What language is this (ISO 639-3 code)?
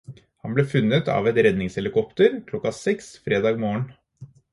nob